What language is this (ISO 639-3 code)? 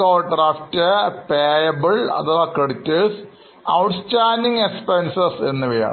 mal